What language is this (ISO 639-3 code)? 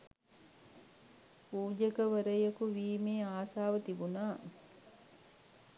sin